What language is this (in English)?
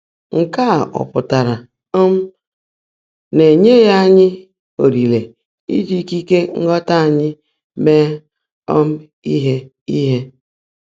Igbo